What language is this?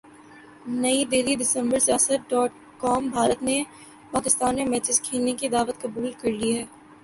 Urdu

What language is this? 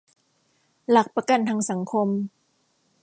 Thai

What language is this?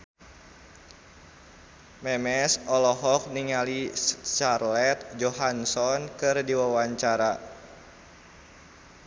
Sundanese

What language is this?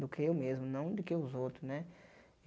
Portuguese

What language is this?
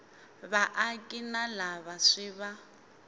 Tsonga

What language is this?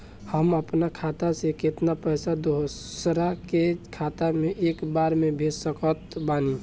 Bhojpuri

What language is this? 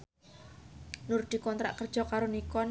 Javanese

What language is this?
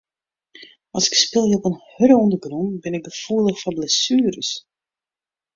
Western Frisian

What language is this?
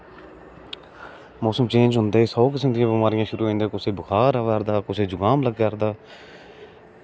Dogri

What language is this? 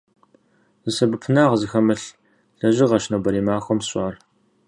Kabardian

